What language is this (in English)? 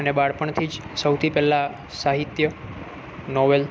Gujarati